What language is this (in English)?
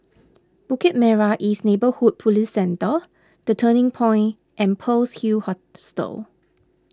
English